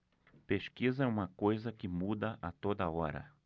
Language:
Portuguese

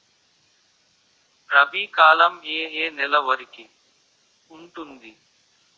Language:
Telugu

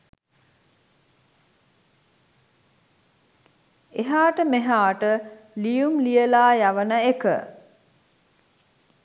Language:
Sinhala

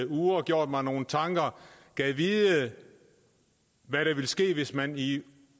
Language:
Danish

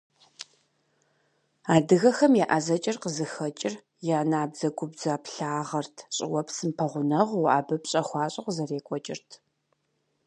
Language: Kabardian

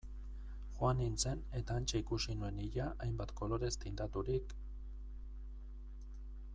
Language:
Basque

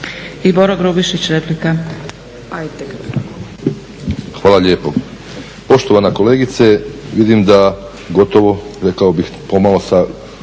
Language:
Croatian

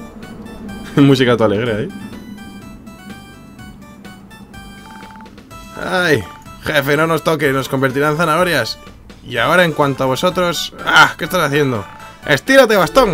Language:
Spanish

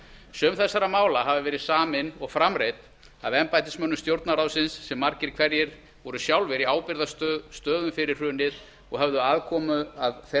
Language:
Icelandic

